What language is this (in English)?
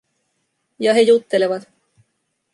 Finnish